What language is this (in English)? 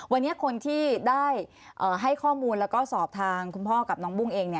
Thai